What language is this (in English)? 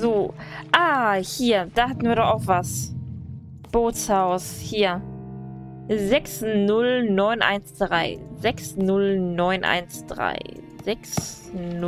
German